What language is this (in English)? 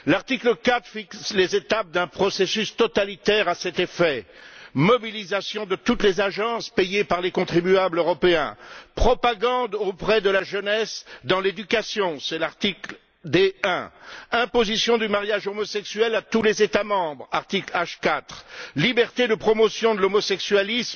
French